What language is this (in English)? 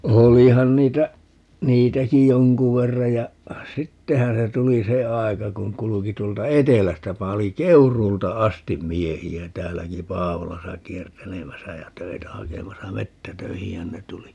Finnish